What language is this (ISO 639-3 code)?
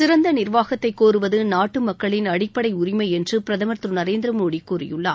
tam